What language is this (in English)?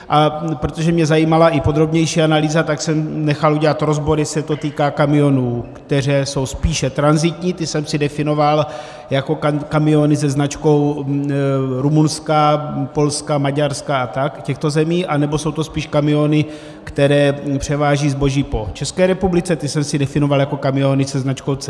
Czech